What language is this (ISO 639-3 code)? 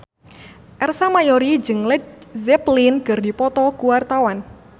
sun